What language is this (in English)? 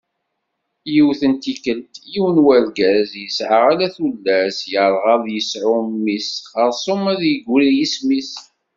Kabyle